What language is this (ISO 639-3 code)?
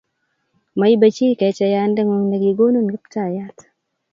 kln